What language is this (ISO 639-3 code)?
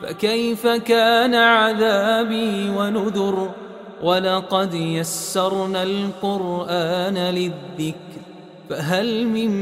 ara